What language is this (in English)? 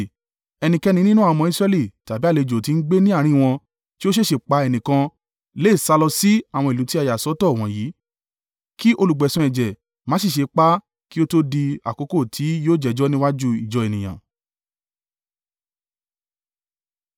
Yoruba